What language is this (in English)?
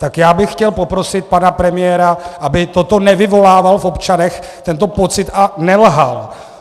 Czech